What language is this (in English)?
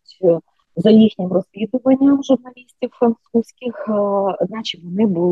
Ukrainian